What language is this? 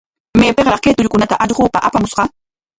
Corongo Ancash Quechua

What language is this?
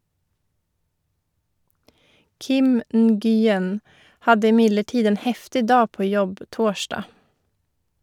Norwegian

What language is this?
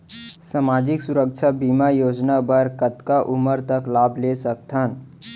Chhattisgarhi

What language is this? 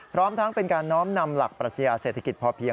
Thai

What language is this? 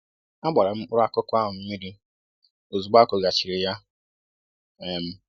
Igbo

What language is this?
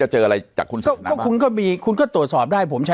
Thai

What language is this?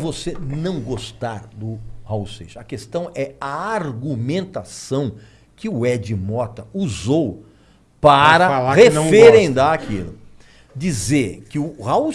Portuguese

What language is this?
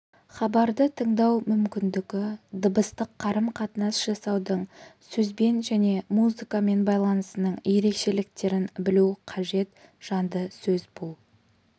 Kazakh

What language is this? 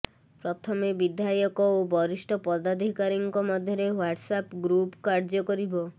Odia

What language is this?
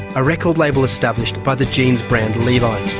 English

